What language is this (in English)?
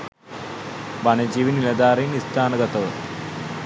Sinhala